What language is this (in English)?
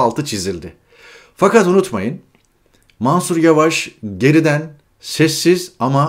Turkish